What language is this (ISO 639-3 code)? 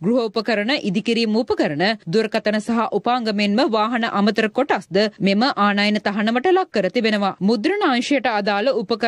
nor